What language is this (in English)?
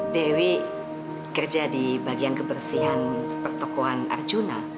Indonesian